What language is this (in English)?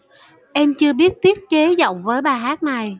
Vietnamese